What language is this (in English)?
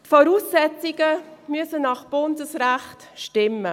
Swiss German